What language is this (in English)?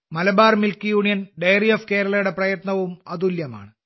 Malayalam